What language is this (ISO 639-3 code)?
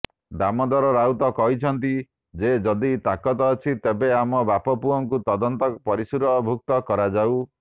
ori